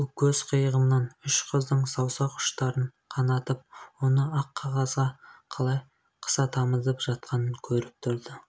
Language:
Kazakh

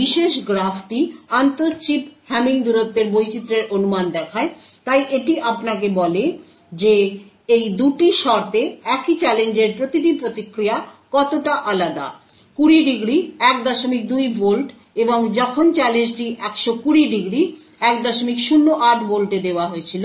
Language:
Bangla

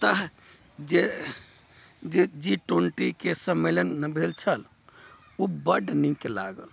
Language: Maithili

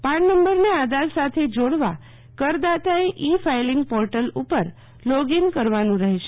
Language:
Gujarati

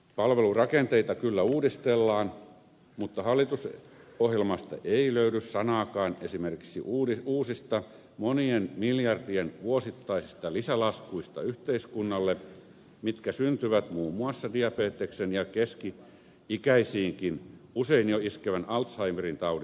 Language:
Finnish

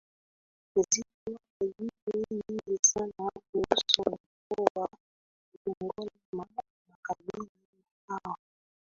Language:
Swahili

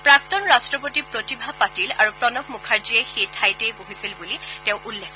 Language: Assamese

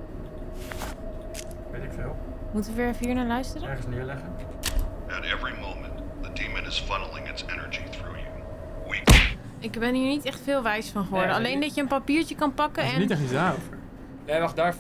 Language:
Dutch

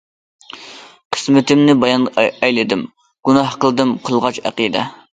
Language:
Uyghur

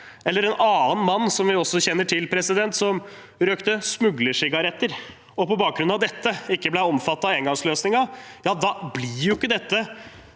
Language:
Norwegian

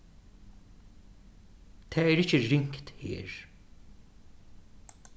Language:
Faroese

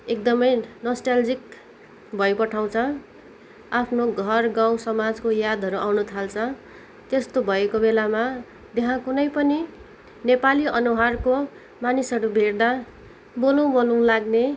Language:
Nepali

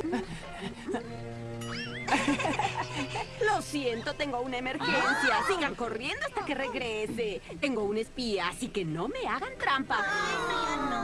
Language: Spanish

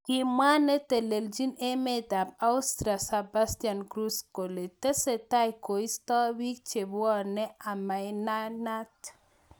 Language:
Kalenjin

